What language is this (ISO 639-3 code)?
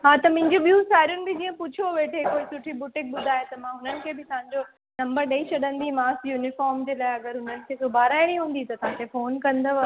snd